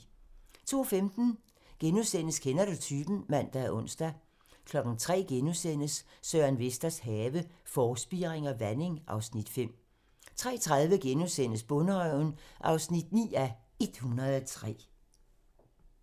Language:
Danish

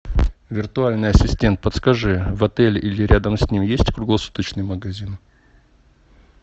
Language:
Russian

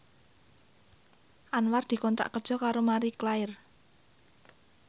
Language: Javanese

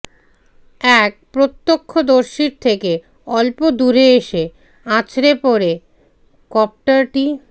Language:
Bangla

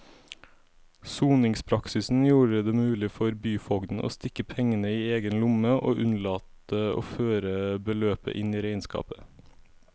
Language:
Norwegian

